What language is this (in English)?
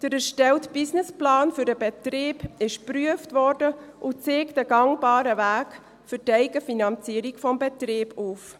Swiss German